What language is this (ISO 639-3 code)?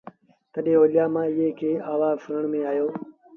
sbn